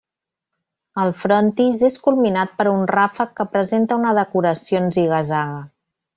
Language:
Catalan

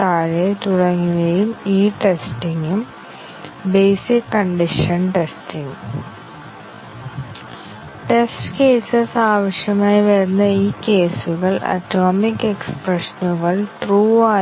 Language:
Malayalam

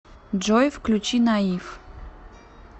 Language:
Russian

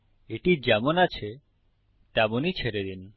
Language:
Bangla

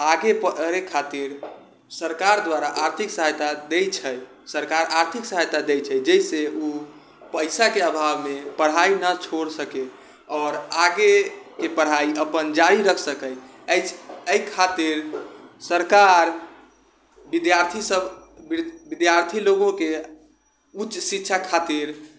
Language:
Maithili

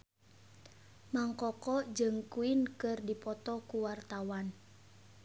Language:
Sundanese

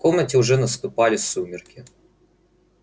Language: Russian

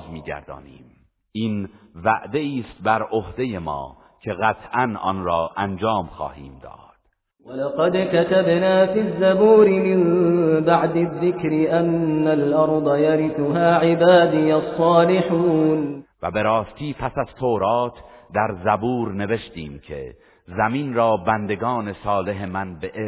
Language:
Persian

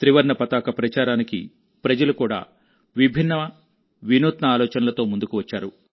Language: Telugu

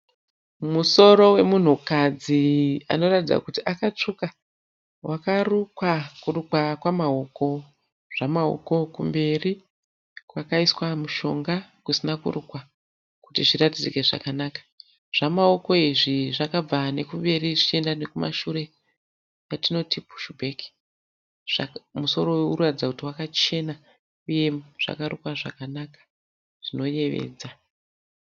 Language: Shona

